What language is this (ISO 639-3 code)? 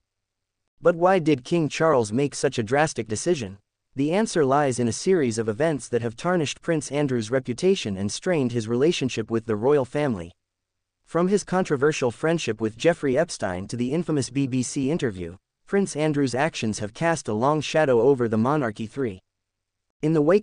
eng